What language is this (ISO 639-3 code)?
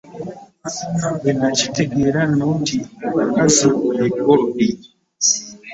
lug